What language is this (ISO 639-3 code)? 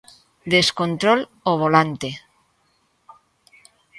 glg